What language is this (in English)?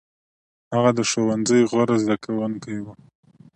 Pashto